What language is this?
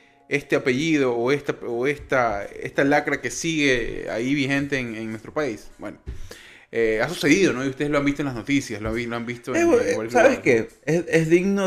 Spanish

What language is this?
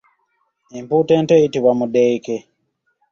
Ganda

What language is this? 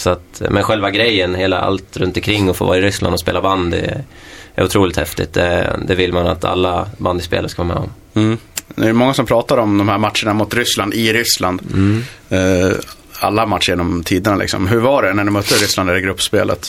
Swedish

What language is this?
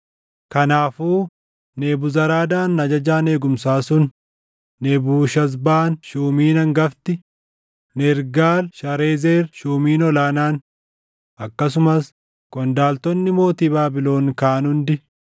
Oromo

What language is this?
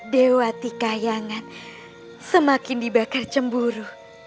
Indonesian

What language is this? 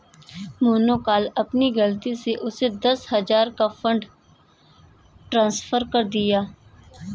Hindi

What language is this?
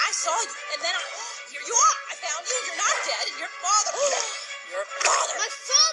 English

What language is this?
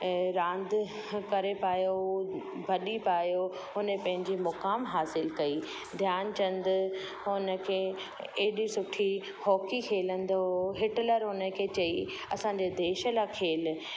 Sindhi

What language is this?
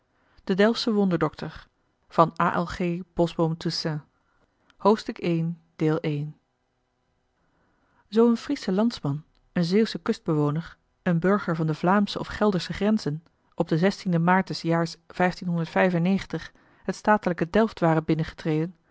Dutch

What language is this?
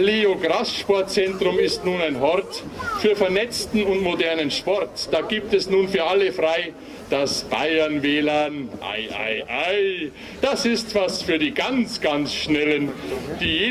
German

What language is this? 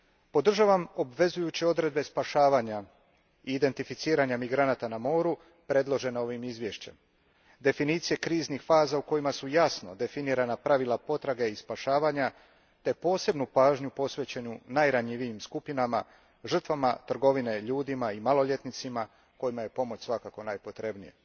Croatian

